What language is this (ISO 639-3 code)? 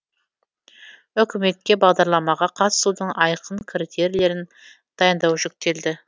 kaz